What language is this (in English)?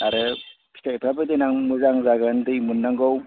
Bodo